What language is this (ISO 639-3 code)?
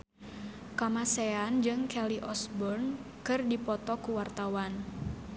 sun